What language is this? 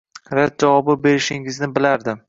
Uzbek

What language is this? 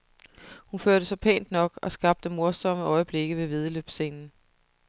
Danish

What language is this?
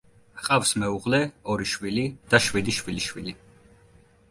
Georgian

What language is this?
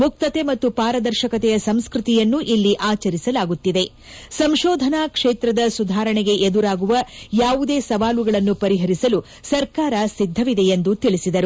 Kannada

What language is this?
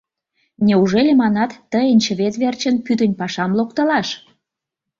Mari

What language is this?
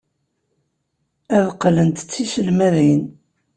Kabyle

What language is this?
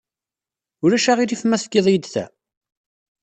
Kabyle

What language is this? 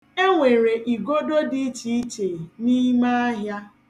Igbo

